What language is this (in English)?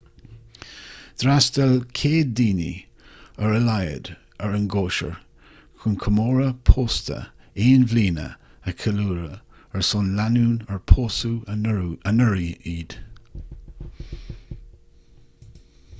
Irish